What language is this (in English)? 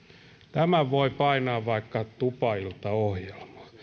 Finnish